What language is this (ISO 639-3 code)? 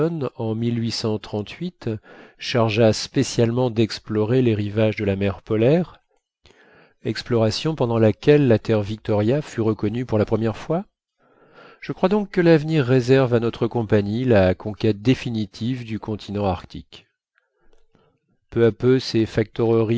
fra